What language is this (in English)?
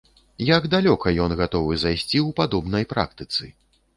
Belarusian